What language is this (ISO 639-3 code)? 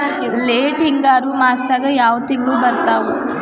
kan